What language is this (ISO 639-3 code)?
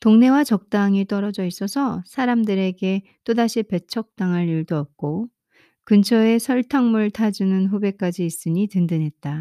kor